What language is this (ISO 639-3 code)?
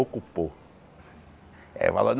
por